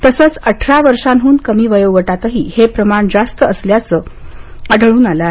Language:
Marathi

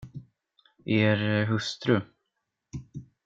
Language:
Swedish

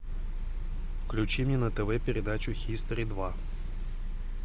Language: Russian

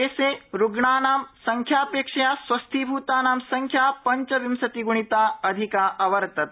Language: Sanskrit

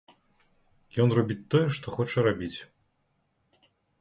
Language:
Belarusian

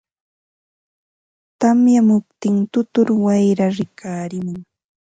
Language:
Ambo-Pasco Quechua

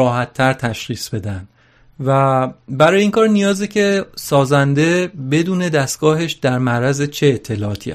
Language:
Persian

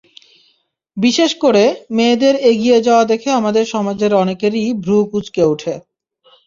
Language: Bangla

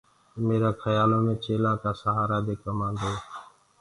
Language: Gurgula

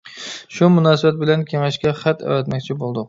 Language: Uyghur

